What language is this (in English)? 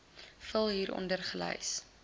Afrikaans